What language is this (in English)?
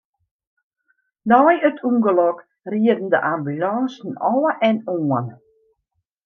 Western Frisian